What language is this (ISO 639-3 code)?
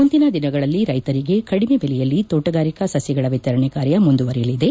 kan